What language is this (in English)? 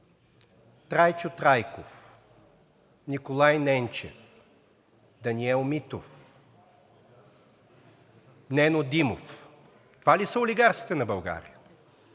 Bulgarian